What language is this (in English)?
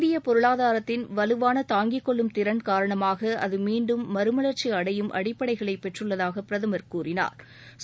Tamil